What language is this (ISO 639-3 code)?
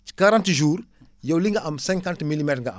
wol